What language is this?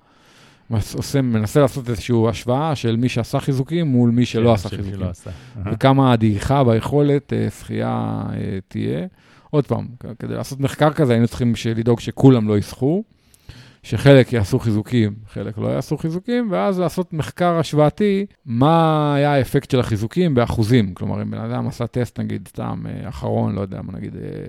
Hebrew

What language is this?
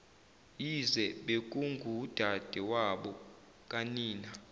Zulu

